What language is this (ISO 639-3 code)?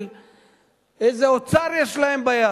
heb